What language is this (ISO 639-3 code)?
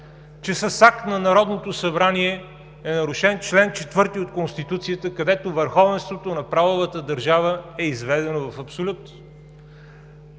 bul